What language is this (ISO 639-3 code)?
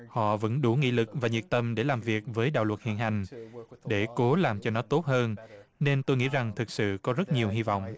vie